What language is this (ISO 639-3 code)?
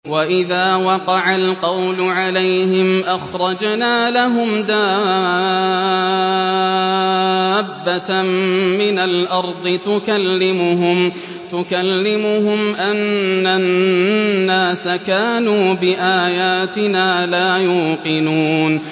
ara